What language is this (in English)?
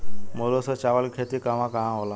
Bhojpuri